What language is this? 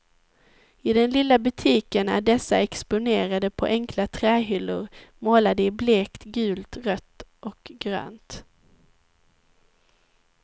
Swedish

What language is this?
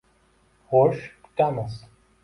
Uzbek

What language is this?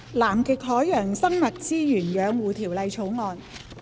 Cantonese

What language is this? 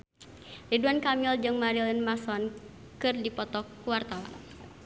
Sundanese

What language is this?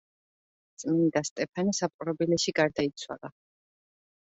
Georgian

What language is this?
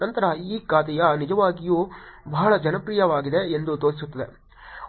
Kannada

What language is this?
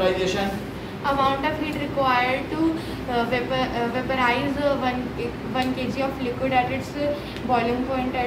Hindi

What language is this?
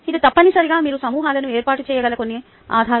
Telugu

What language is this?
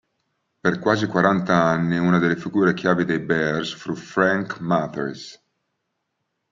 Italian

